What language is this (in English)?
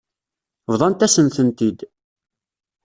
Kabyle